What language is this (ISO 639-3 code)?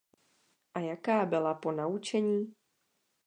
ces